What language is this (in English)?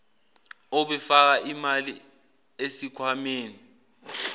Zulu